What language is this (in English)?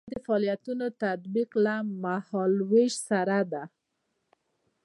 Pashto